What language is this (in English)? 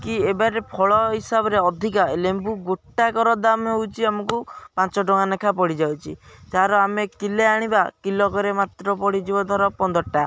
Odia